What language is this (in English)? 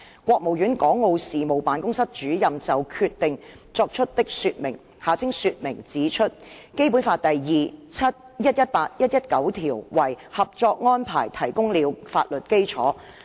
Cantonese